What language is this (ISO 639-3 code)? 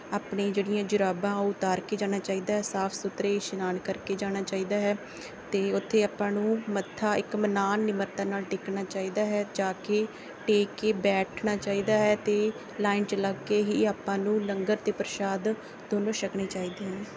pan